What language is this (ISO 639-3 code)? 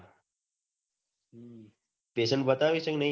guj